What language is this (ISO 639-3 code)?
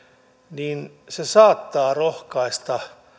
fin